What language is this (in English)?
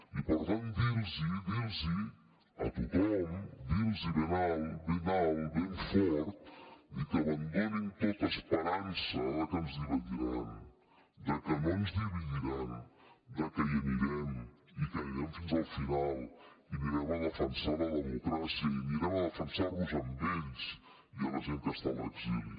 Catalan